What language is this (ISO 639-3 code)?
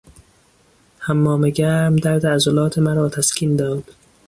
fas